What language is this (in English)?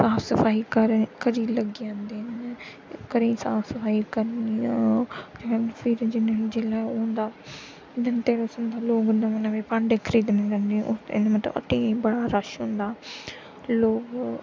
Dogri